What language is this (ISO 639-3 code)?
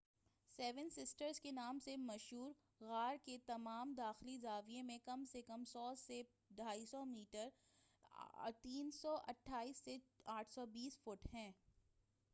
urd